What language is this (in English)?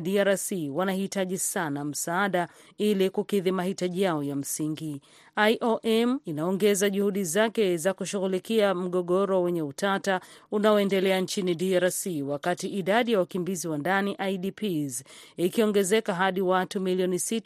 Swahili